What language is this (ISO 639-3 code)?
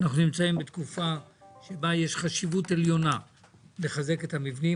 heb